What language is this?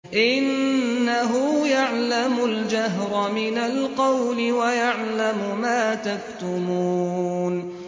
Arabic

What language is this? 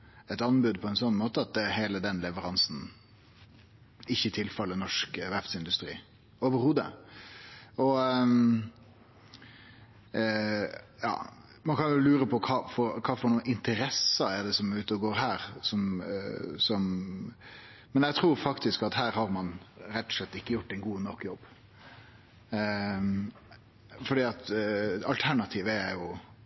Norwegian Nynorsk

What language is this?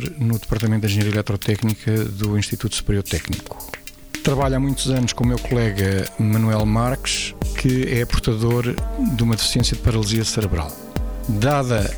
Portuguese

